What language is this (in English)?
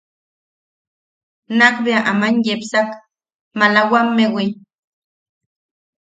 Yaqui